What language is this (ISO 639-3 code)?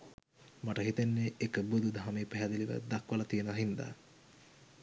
sin